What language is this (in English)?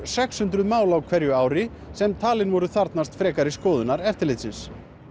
Icelandic